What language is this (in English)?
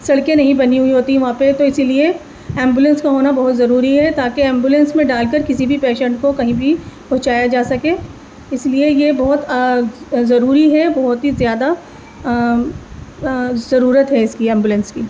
Urdu